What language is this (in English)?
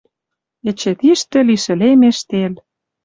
Western Mari